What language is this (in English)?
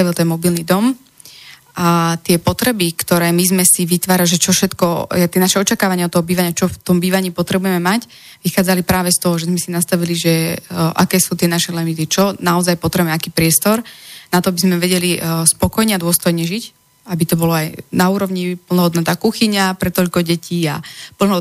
Slovak